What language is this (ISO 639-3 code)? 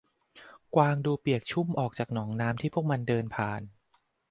tha